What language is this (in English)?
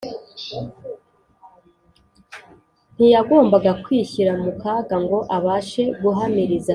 Kinyarwanda